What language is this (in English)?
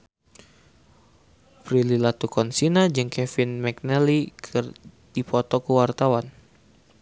Sundanese